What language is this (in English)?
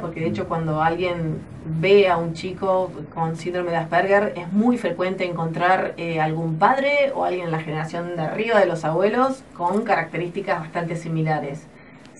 Spanish